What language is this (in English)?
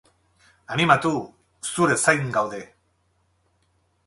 Basque